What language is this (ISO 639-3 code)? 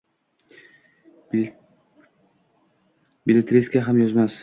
uzb